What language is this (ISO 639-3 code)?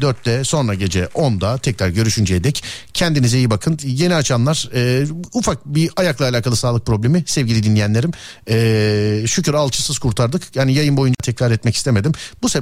tur